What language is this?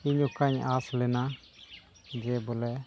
Santali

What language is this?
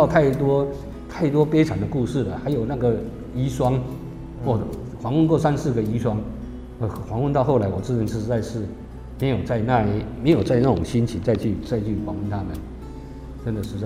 Chinese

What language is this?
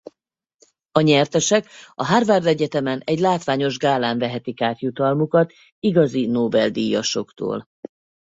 Hungarian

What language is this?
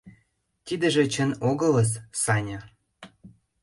Mari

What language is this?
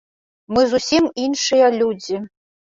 Belarusian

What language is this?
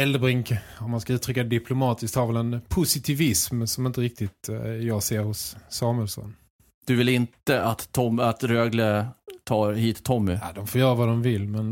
Swedish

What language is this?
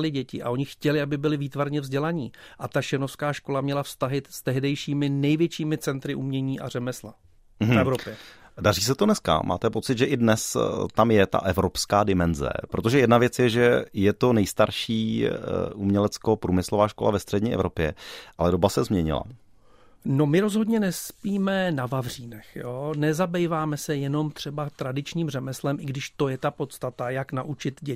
Czech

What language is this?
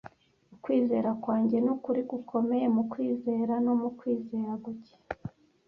Kinyarwanda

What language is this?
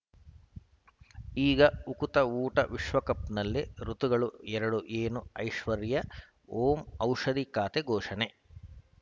Kannada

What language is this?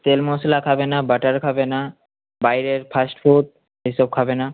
Bangla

